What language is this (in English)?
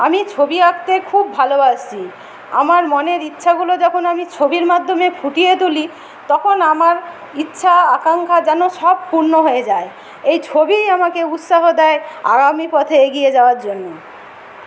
Bangla